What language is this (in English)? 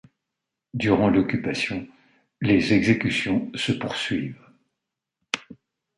French